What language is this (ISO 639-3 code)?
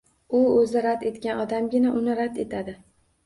uzb